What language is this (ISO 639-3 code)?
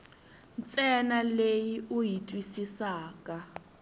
tso